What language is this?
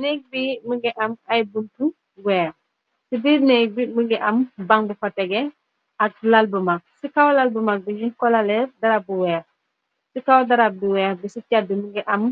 Wolof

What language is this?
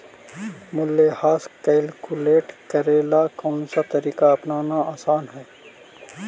Magahi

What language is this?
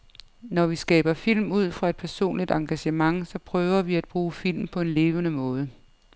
Danish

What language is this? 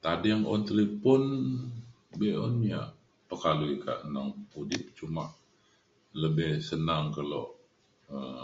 Mainstream Kenyah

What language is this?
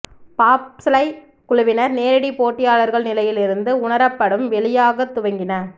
Tamil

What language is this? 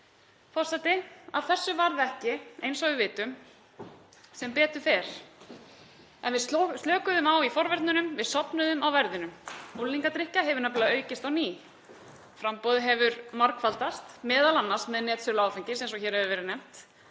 Icelandic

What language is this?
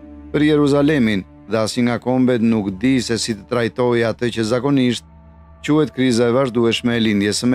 Romanian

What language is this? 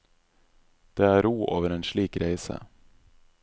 Norwegian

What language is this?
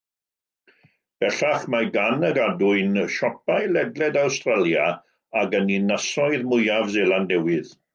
Welsh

